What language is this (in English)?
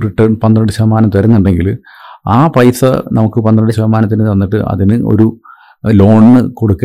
Malayalam